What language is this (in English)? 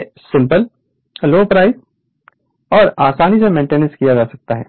Hindi